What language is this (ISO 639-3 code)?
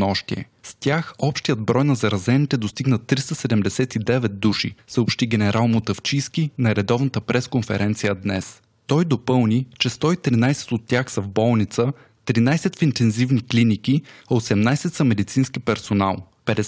bul